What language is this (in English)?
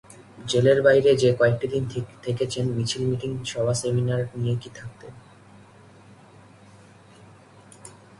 Bangla